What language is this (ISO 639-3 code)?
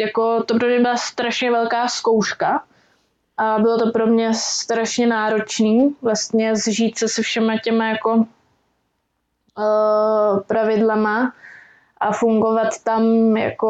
ces